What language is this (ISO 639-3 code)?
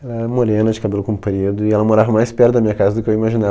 por